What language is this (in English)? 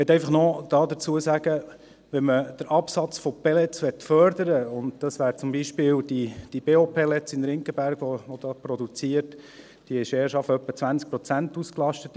Swiss German